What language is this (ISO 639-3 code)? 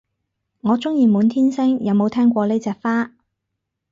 yue